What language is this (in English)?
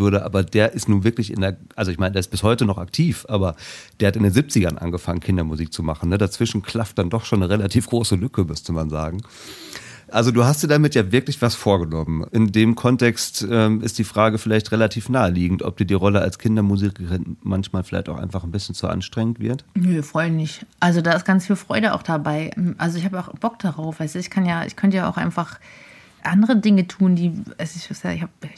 German